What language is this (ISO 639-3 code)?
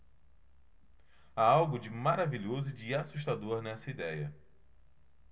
por